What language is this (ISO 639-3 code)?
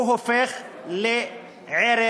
heb